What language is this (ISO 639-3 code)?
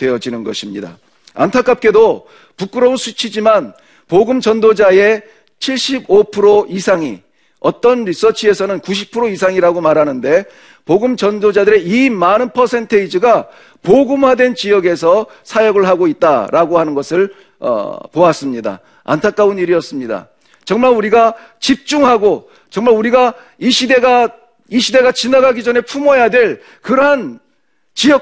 kor